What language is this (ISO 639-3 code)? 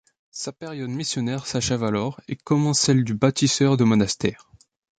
fra